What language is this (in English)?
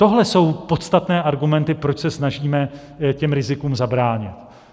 Czech